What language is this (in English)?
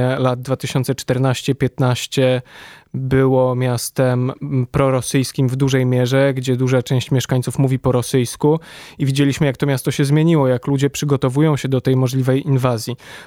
Polish